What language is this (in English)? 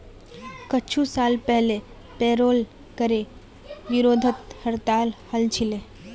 Magahi